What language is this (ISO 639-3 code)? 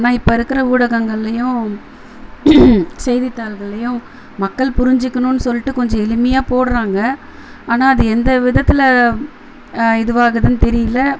tam